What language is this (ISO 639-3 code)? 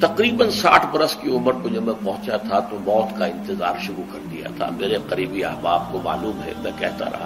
urd